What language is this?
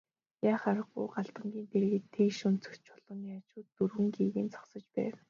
Mongolian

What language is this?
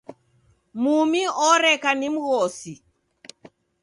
Taita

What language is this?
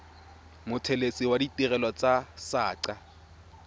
Tswana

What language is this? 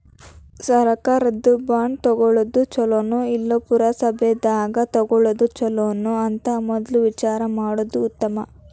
Kannada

